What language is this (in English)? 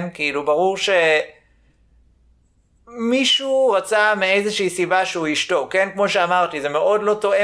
Hebrew